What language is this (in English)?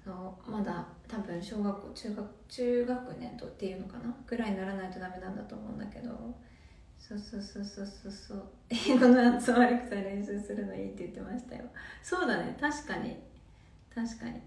Japanese